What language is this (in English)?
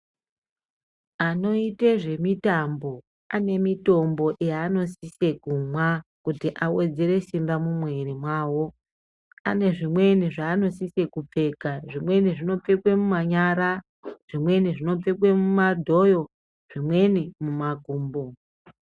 Ndau